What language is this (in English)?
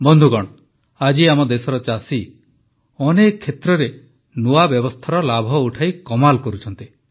Odia